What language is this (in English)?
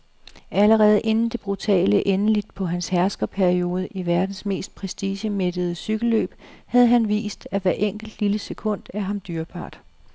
Danish